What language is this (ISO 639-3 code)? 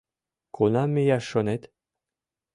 chm